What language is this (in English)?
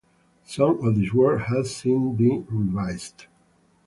English